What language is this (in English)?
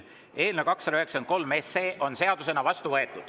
Estonian